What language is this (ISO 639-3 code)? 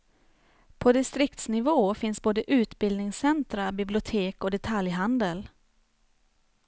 swe